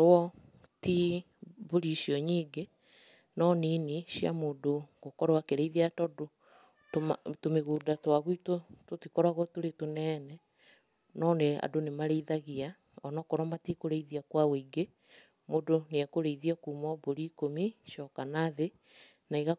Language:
Kikuyu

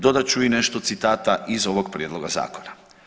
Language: Croatian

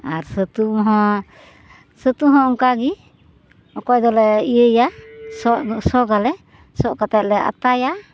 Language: Santali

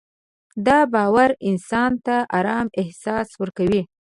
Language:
Pashto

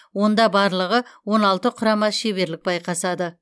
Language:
Kazakh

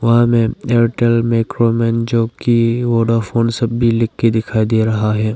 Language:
Hindi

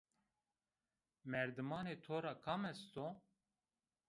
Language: Zaza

